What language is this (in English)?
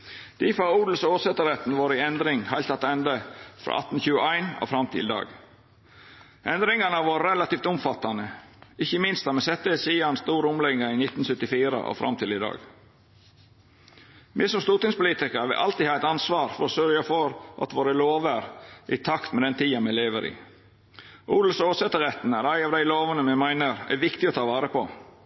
Norwegian Nynorsk